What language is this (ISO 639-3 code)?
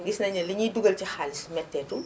wol